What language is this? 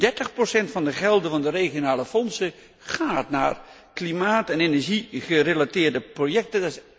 Dutch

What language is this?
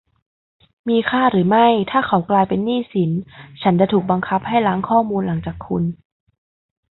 Thai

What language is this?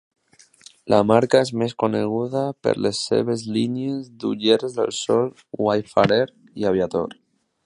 Catalan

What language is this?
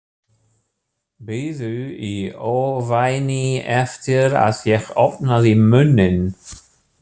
Icelandic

